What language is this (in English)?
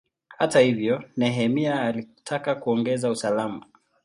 Swahili